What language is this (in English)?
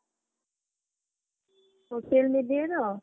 Odia